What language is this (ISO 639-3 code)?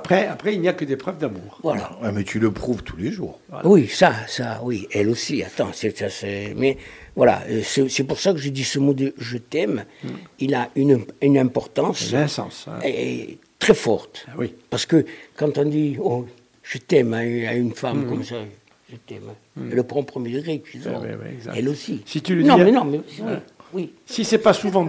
fra